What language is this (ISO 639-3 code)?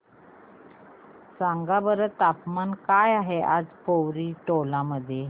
mar